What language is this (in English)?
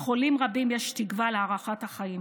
Hebrew